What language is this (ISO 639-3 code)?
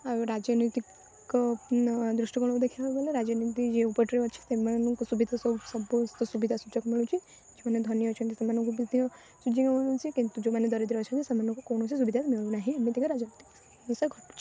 ori